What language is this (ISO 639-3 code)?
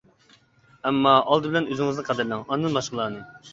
uig